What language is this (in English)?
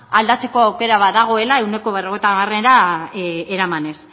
Basque